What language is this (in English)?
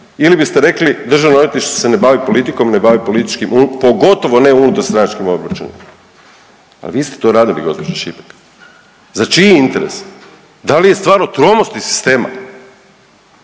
Croatian